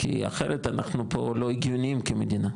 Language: Hebrew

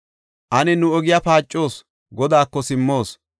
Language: Gofa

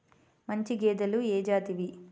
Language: Telugu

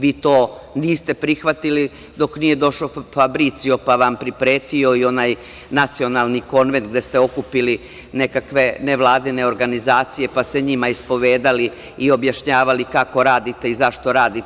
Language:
Serbian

